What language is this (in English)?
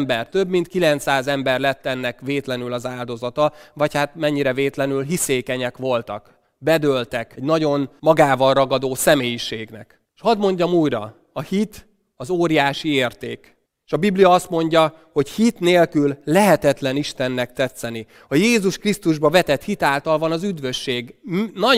Hungarian